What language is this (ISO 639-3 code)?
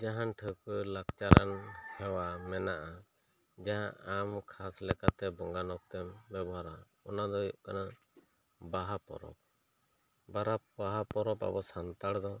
sat